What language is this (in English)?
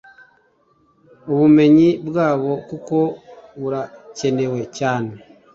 Kinyarwanda